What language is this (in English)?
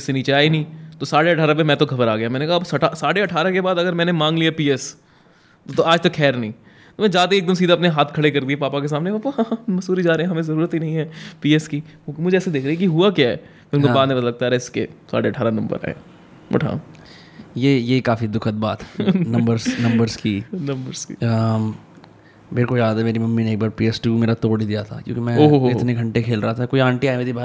Hindi